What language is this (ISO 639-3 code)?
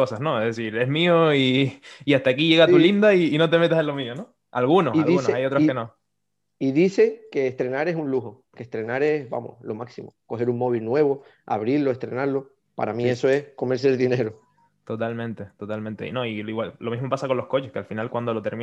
spa